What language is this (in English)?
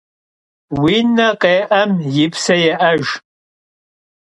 Kabardian